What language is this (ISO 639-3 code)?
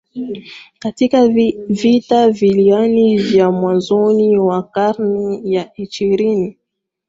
swa